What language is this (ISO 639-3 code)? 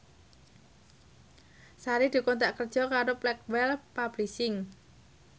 jav